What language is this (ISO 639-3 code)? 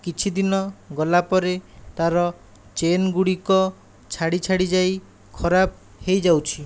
ori